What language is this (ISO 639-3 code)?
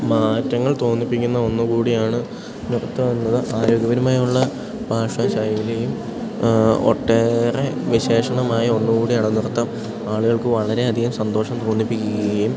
mal